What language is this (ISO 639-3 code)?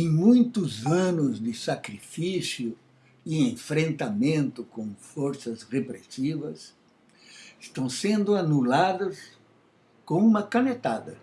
por